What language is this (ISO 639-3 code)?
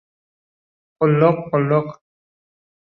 uzb